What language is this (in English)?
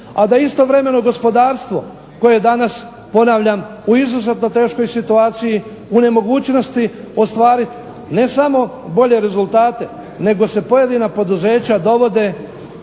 Croatian